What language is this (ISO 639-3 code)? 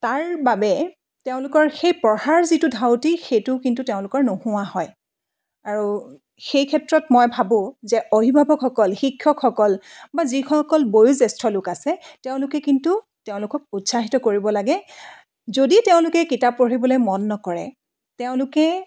asm